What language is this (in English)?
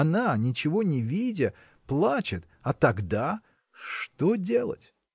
Russian